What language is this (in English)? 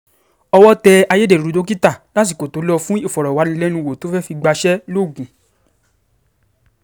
Yoruba